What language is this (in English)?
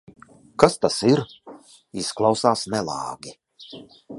Latvian